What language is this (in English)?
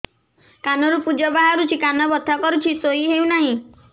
Odia